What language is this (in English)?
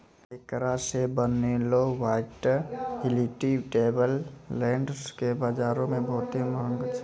Maithili